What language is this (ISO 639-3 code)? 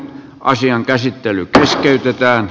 fin